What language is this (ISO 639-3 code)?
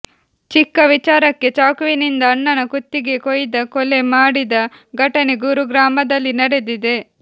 kan